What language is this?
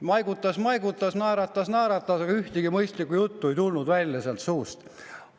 Estonian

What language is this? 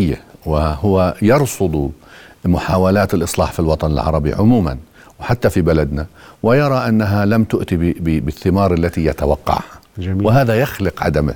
Arabic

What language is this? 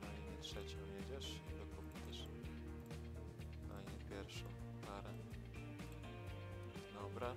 Polish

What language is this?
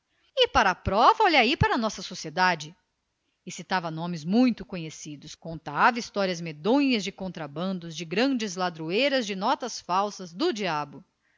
Portuguese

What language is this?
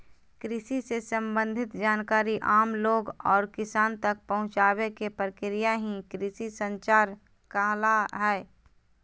Magahi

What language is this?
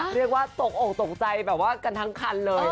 Thai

